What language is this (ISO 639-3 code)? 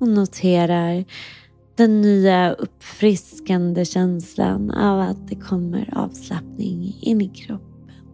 swe